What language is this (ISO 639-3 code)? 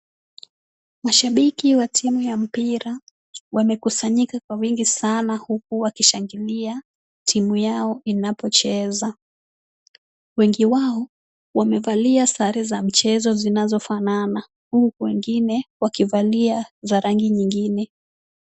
swa